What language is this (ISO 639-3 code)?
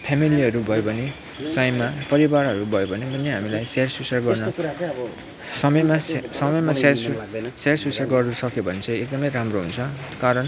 nep